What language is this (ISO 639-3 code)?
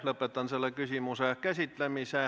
est